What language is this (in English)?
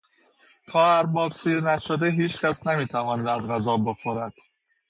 Persian